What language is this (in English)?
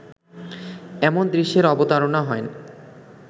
Bangla